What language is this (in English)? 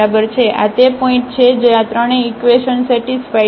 Gujarati